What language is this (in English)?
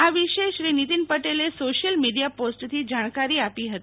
Gujarati